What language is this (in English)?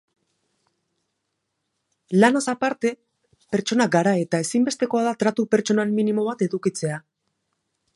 Basque